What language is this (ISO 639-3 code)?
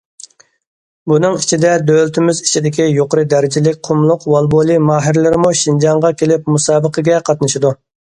uig